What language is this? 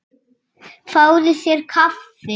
Icelandic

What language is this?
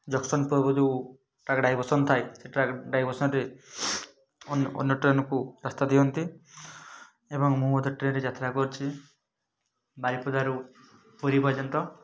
Odia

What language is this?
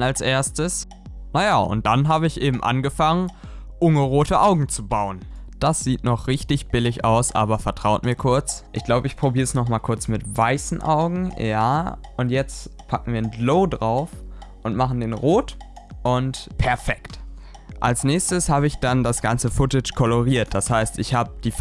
German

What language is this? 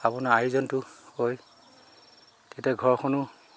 Assamese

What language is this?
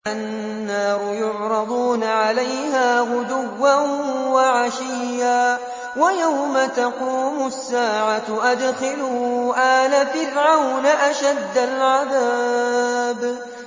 Arabic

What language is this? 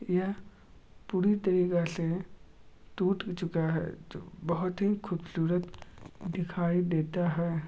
Magahi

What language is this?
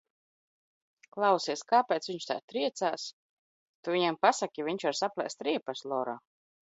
Latvian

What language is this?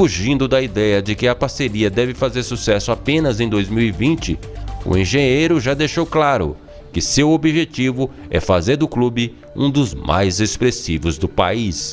Portuguese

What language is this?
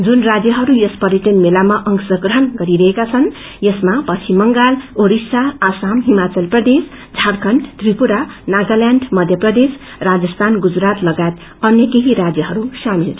Nepali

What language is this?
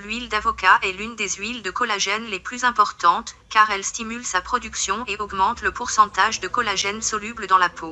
French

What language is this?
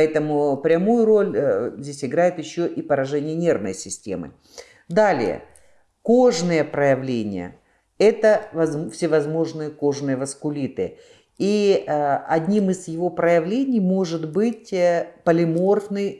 Russian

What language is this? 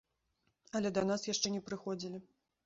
Belarusian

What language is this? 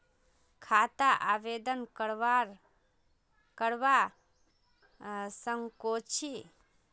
Magahi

